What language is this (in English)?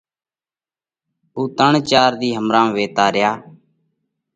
Parkari Koli